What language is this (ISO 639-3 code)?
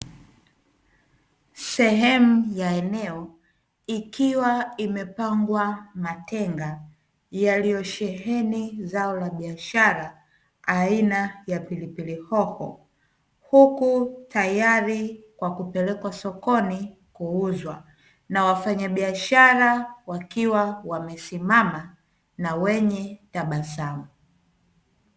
swa